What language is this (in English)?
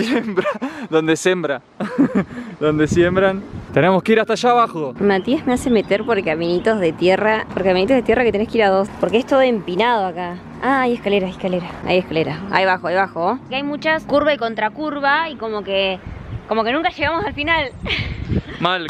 Spanish